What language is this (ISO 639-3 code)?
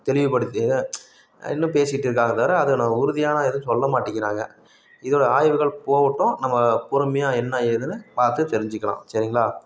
tam